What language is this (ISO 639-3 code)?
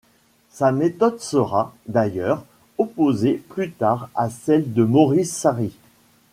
fra